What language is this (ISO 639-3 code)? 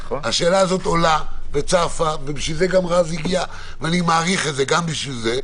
heb